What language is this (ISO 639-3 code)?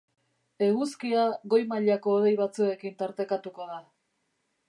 eus